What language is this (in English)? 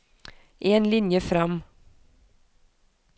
Norwegian